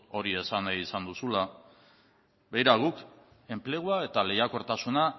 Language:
Basque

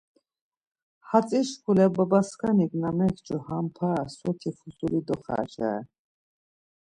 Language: Laz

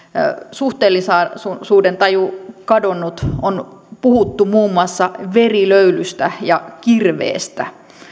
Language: Finnish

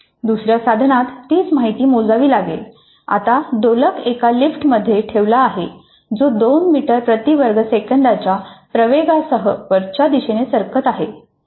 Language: Marathi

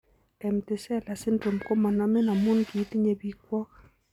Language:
Kalenjin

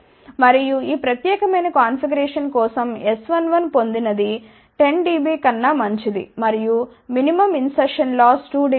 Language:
Telugu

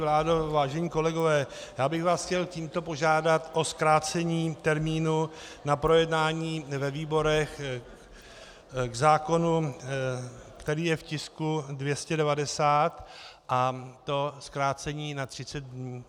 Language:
Czech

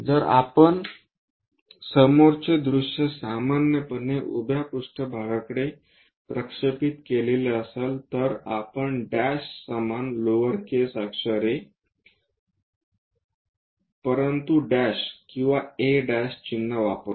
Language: Marathi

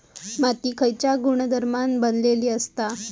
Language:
Marathi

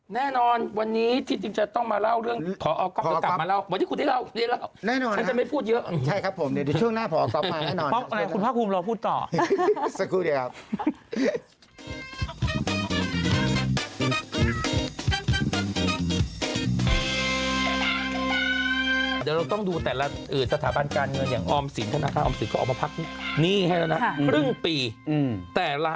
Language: Thai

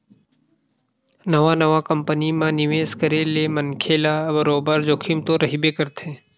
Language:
Chhattisgarhi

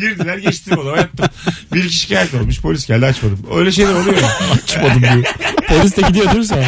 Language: Turkish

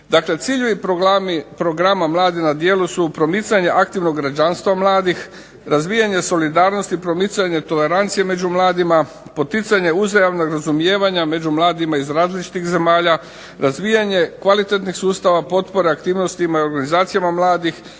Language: Croatian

